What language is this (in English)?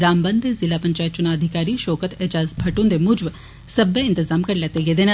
Dogri